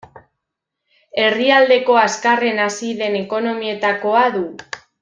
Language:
Basque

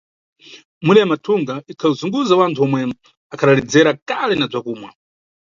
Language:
Nyungwe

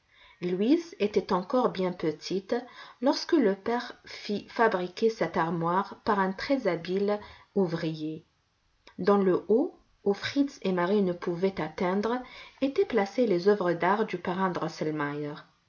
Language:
French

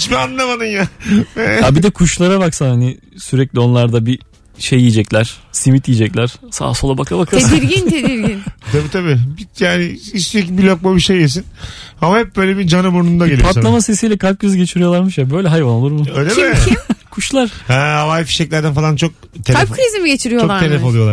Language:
Turkish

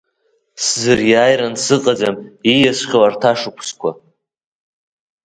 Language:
Abkhazian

